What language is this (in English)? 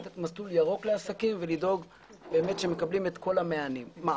Hebrew